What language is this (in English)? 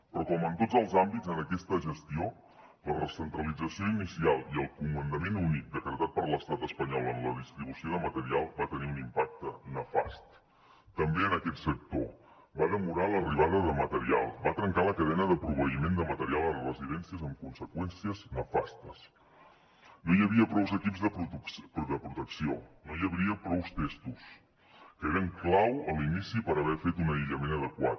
Catalan